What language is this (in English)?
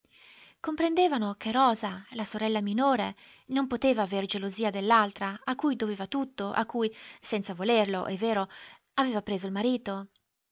Italian